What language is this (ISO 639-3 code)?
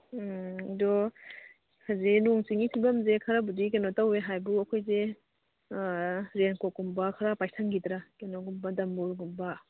mni